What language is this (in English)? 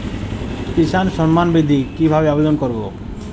Bangla